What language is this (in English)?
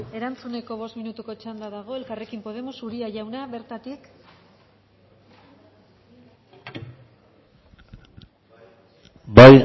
Basque